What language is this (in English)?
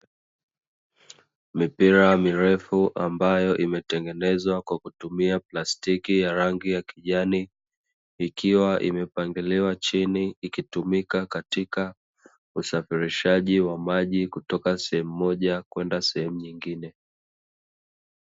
Swahili